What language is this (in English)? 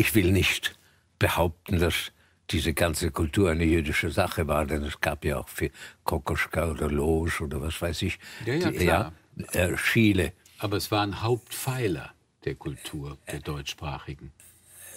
German